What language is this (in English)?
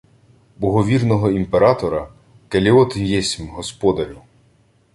Ukrainian